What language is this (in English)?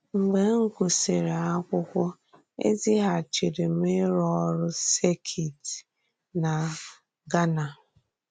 Igbo